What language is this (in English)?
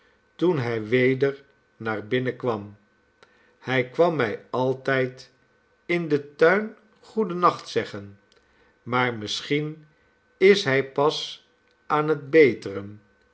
Dutch